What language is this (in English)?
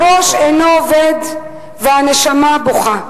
Hebrew